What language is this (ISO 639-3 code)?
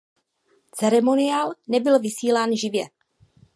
ces